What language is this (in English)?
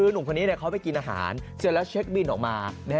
Thai